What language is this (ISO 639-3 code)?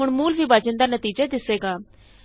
pan